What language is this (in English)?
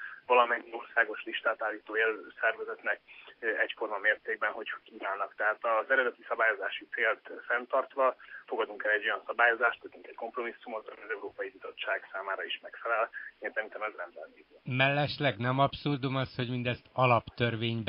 Hungarian